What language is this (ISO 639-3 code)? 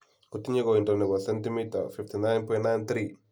kln